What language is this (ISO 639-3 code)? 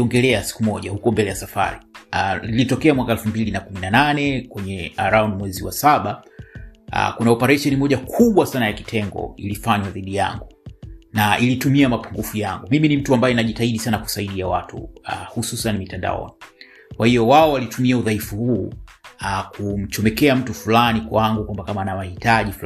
swa